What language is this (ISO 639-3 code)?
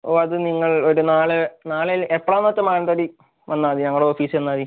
mal